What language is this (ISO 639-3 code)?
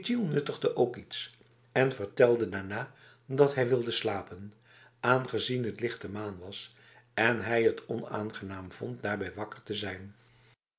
nld